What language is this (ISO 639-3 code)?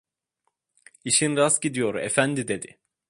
tur